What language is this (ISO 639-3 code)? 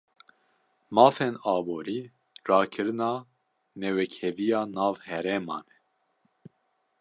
kur